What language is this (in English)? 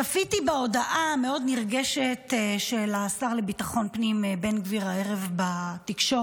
Hebrew